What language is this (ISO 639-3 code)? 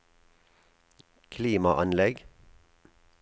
nor